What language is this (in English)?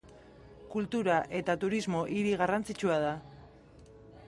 Basque